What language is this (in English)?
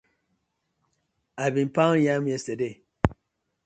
Nigerian Pidgin